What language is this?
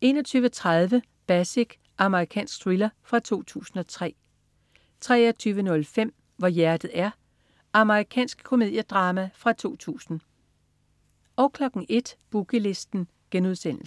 Danish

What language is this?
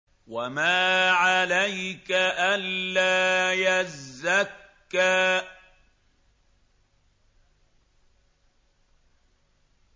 Arabic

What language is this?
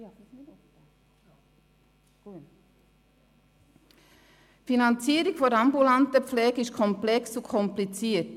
Swiss German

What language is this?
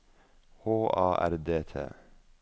Norwegian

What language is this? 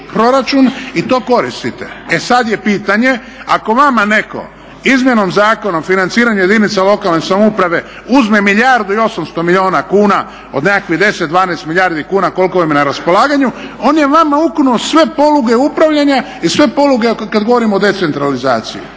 Croatian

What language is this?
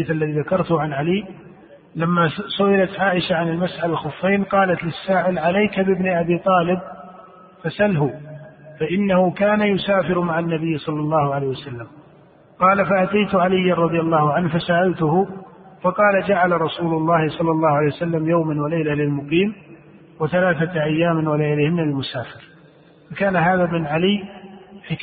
Arabic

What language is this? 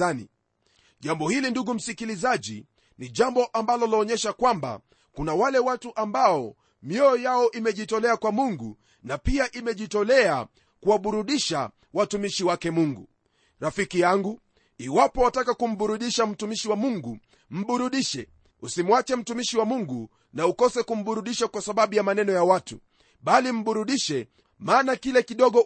Swahili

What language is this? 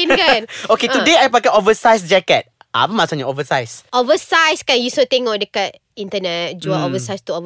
Malay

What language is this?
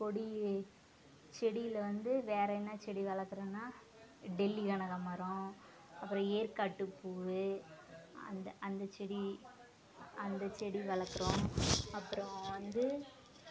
Tamil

